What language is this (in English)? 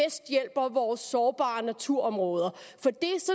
Danish